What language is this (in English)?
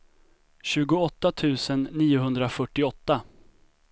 Swedish